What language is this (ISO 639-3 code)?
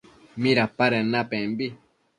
mcf